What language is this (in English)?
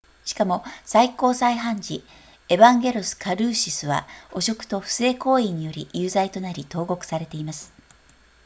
Japanese